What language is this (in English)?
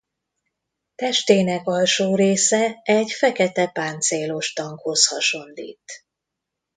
Hungarian